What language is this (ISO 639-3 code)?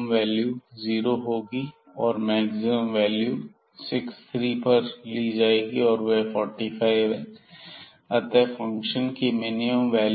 hin